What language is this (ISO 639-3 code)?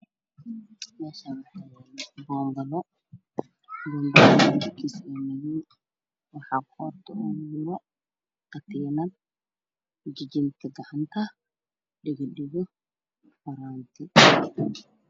som